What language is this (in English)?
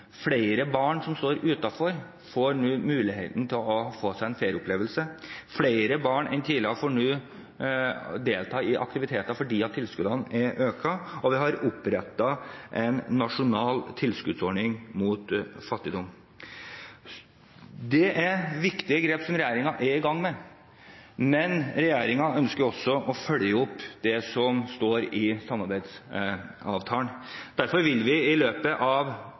Norwegian Bokmål